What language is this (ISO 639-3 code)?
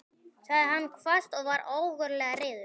isl